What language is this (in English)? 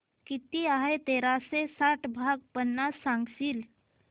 Marathi